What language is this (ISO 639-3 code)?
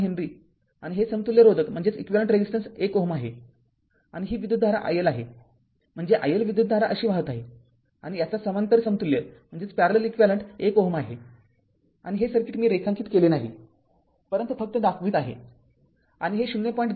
mar